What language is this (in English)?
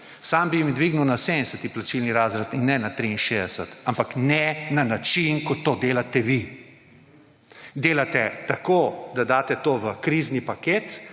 Slovenian